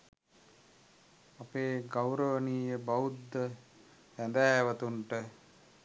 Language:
Sinhala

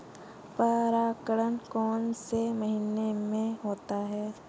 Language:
Hindi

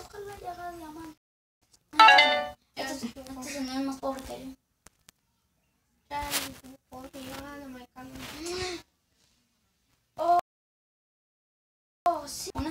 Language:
Spanish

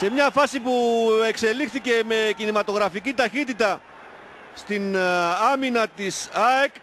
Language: Greek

